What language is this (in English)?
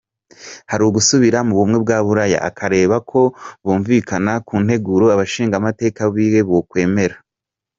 Kinyarwanda